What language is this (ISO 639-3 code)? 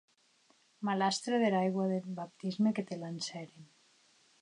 oci